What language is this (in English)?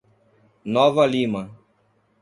Portuguese